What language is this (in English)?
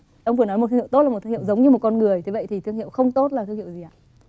Vietnamese